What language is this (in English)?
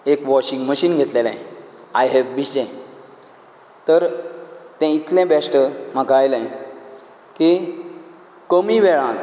Konkani